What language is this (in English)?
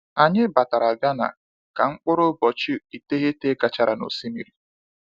Igbo